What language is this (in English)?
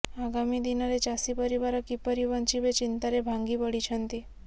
Odia